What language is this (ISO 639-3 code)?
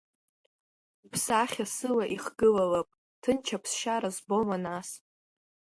abk